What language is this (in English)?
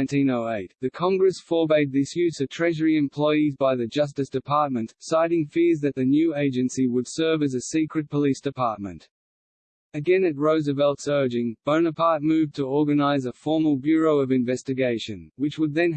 English